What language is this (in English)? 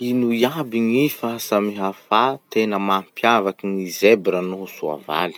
Masikoro Malagasy